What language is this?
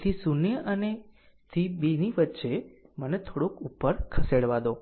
Gujarati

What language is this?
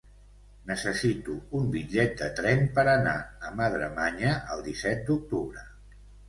Catalan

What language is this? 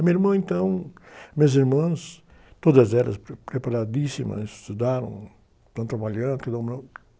Portuguese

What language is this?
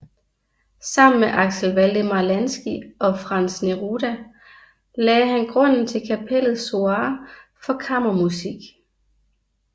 Danish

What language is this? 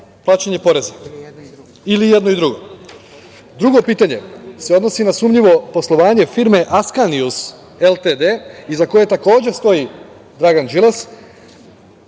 Serbian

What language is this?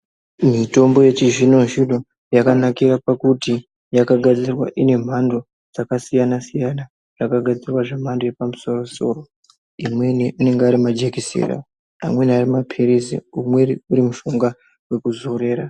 Ndau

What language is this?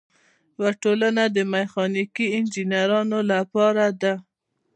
Pashto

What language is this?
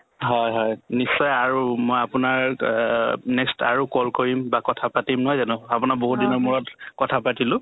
Assamese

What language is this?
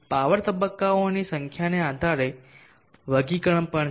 Gujarati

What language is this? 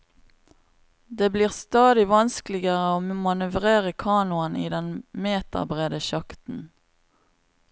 Norwegian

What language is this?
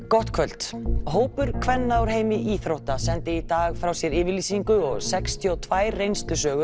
Icelandic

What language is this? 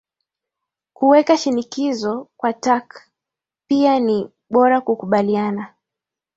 Swahili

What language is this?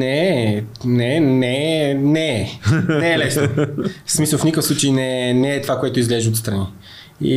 Bulgarian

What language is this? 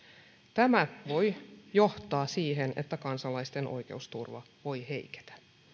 Finnish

